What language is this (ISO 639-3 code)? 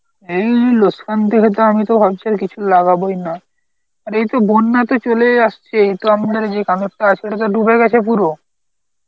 ben